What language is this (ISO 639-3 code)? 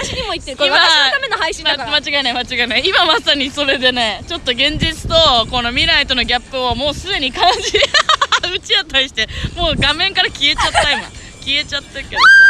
jpn